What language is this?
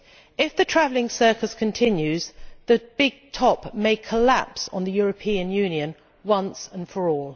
English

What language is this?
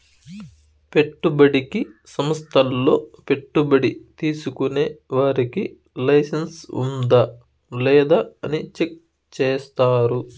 Telugu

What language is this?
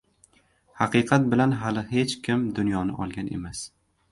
Uzbek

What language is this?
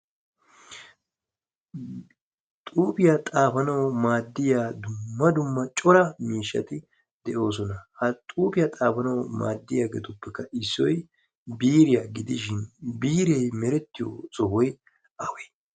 Wolaytta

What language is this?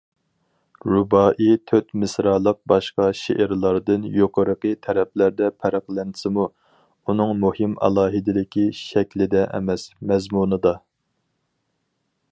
Uyghur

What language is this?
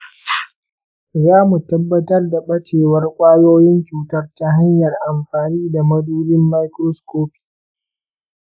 Hausa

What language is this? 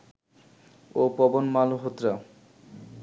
Bangla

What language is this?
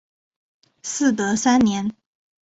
Chinese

